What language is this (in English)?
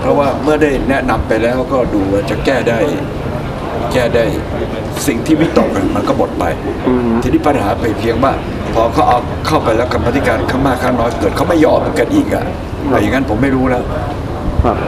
Thai